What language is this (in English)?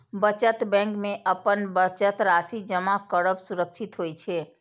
Maithili